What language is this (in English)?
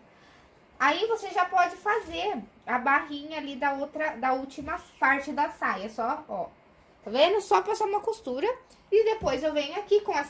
Portuguese